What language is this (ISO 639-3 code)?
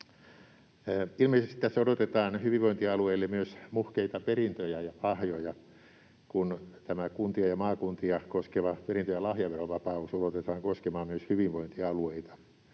fin